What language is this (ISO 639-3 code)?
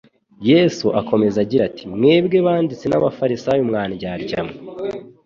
kin